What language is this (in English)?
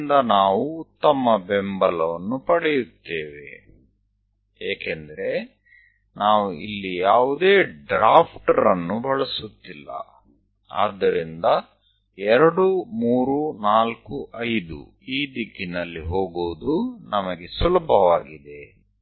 Kannada